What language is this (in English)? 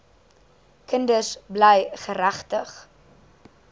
Afrikaans